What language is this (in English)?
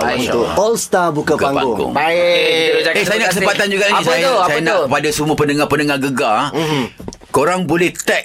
Malay